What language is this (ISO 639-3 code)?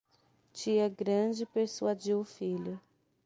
por